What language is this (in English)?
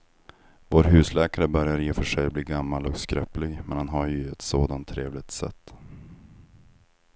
Swedish